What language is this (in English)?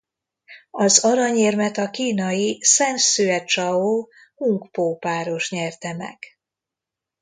Hungarian